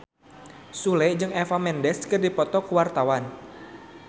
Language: Sundanese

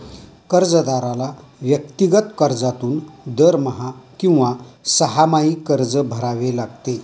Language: Marathi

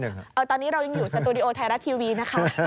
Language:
Thai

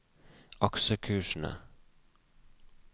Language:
Norwegian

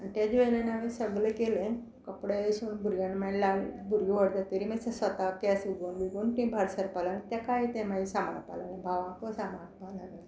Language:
Konkani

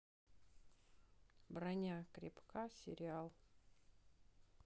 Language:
Russian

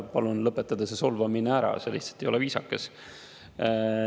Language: Estonian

